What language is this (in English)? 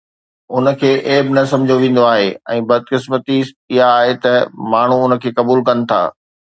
Sindhi